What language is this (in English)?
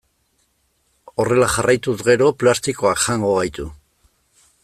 Basque